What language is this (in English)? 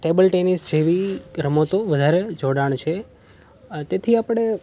Gujarati